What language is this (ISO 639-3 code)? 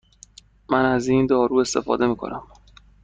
fas